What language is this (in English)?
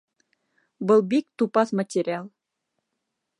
Bashkir